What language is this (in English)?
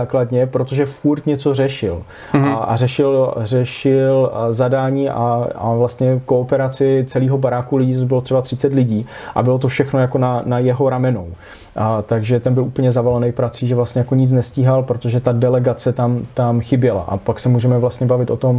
Czech